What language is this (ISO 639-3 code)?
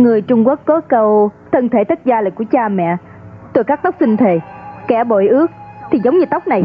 vie